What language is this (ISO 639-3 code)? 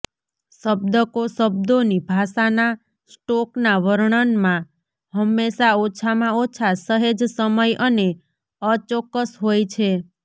guj